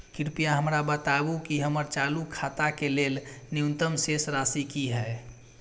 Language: Maithili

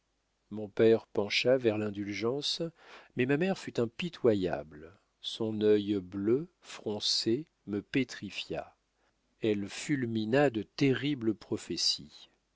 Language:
French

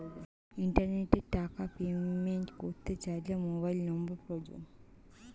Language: Bangla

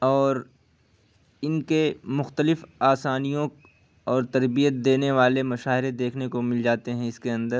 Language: Urdu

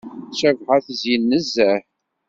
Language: Kabyle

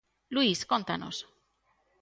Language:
Galician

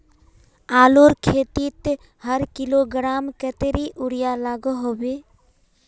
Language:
Magahi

